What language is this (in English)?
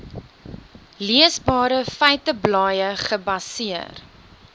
Afrikaans